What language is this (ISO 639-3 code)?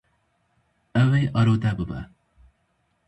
kur